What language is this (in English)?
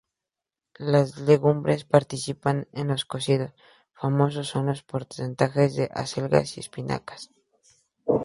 Spanish